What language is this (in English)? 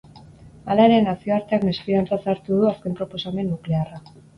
Basque